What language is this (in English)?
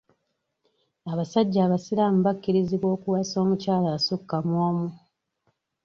Ganda